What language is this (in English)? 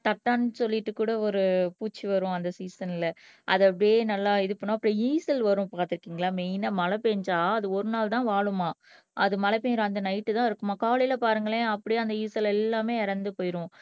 Tamil